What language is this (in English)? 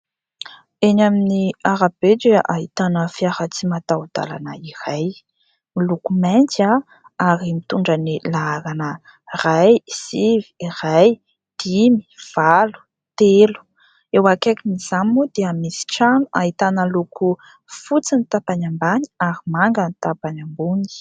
Malagasy